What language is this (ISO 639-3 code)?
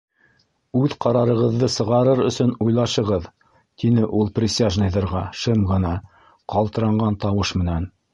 bak